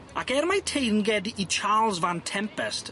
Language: Welsh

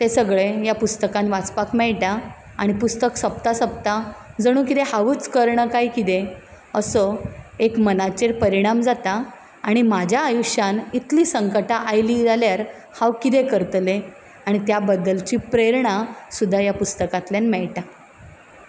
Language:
Konkani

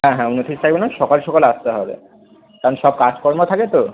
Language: Bangla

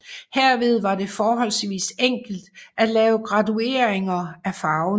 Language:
Danish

